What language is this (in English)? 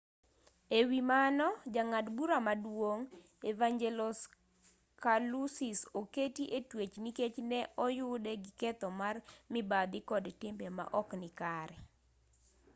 Luo (Kenya and Tanzania)